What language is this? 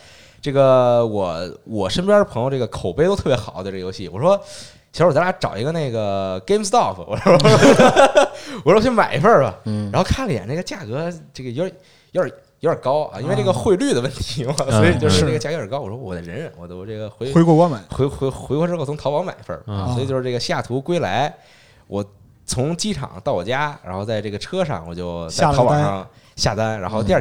Chinese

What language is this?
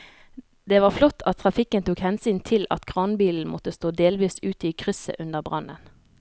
Norwegian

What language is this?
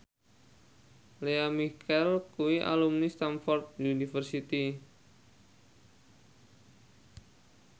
Javanese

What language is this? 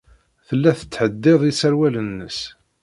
Kabyle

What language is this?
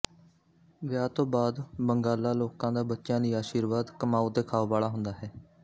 Punjabi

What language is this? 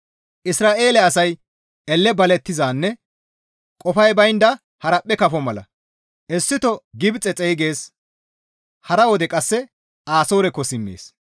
Gamo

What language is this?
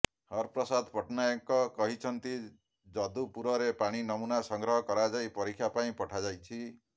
Odia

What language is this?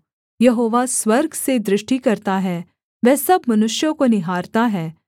Hindi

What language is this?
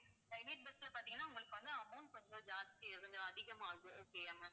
Tamil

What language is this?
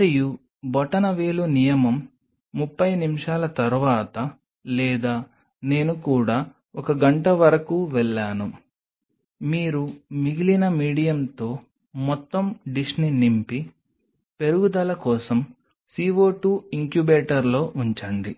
Telugu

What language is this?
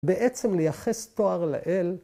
Hebrew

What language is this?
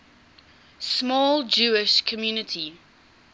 English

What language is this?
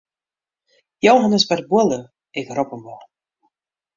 Western Frisian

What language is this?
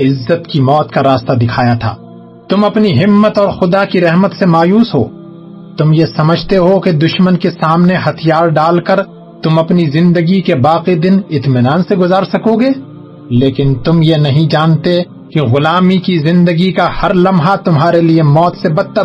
Urdu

